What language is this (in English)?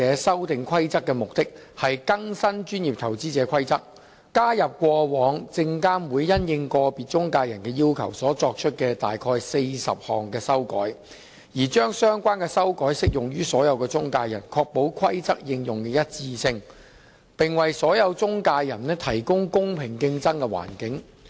Cantonese